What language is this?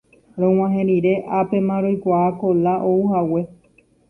Guarani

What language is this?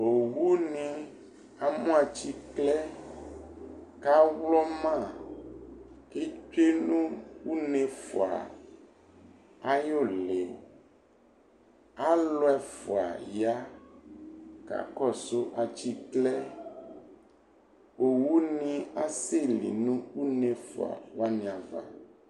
Ikposo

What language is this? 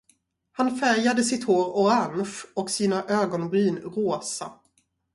Swedish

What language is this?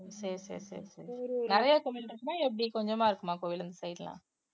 Tamil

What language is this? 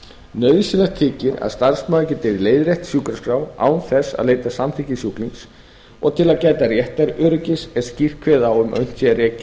Icelandic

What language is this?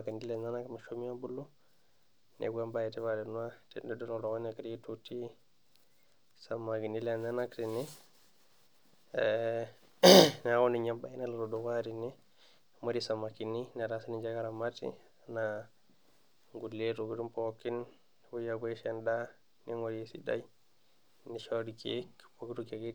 Masai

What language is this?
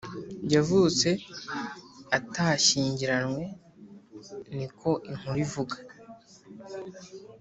Kinyarwanda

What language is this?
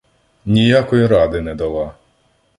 Ukrainian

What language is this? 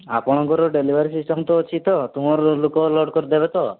Odia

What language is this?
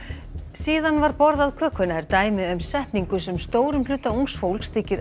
Icelandic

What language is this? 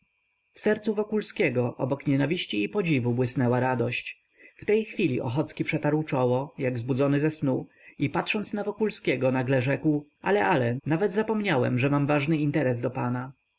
Polish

